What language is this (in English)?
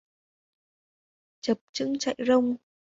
Vietnamese